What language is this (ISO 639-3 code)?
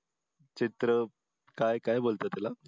mar